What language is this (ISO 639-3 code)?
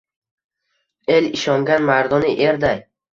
uzb